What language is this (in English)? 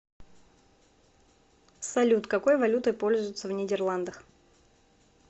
Russian